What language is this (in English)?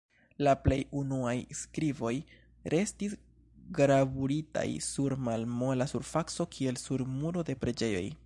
Esperanto